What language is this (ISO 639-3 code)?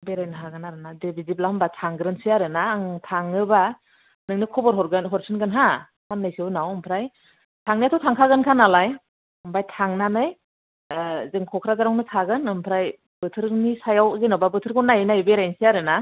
brx